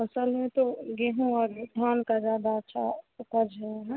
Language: Hindi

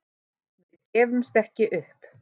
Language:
Icelandic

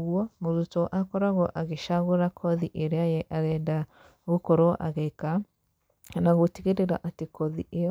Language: Kikuyu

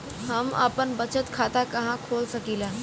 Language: Bhojpuri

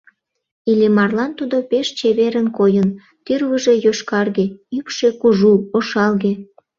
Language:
Mari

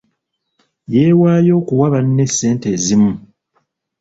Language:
Ganda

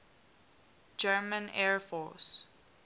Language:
English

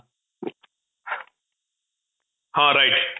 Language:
Odia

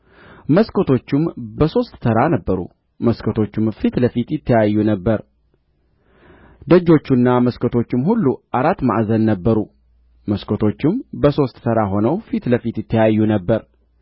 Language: Amharic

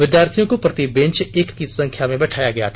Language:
Hindi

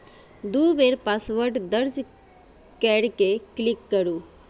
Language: Maithili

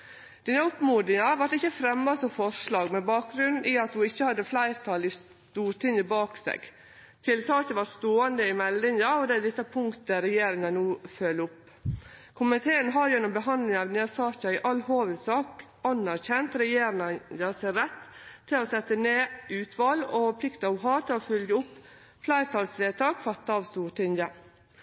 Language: Norwegian Nynorsk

